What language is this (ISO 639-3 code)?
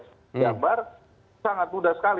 ind